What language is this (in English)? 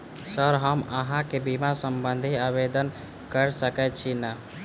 Maithili